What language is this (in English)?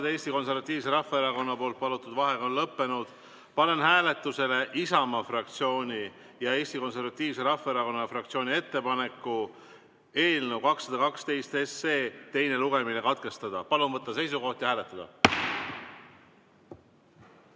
Estonian